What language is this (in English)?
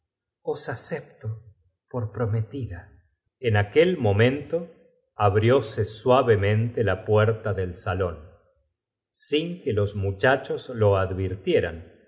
Spanish